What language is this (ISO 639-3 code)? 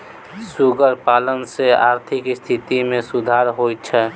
mai